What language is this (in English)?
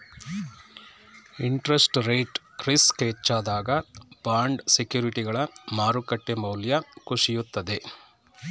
Kannada